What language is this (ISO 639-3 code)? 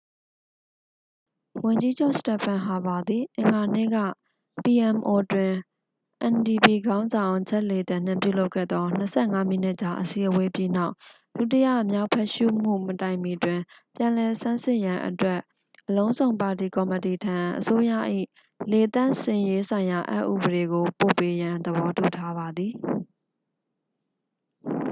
mya